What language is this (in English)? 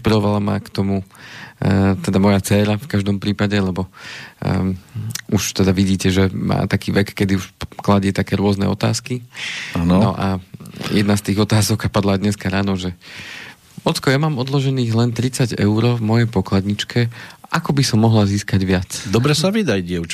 Slovak